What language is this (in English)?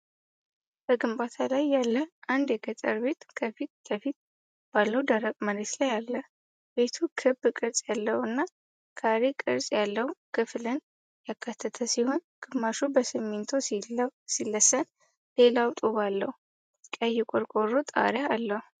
Amharic